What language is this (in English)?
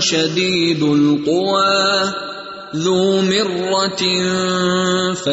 Urdu